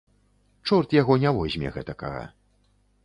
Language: Belarusian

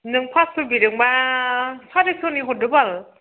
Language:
Bodo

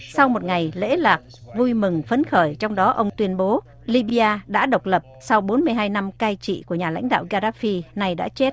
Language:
Vietnamese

